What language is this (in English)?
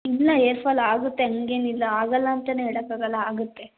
Kannada